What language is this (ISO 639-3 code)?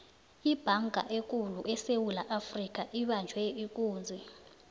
nbl